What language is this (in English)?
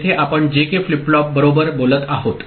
Marathi